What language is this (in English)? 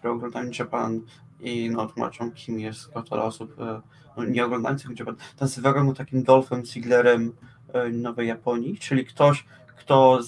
Polish